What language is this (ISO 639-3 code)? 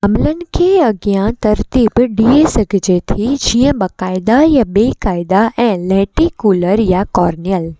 snd